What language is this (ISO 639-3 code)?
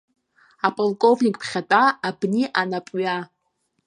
abk